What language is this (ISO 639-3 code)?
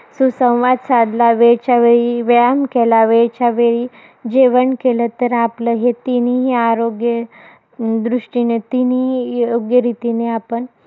mar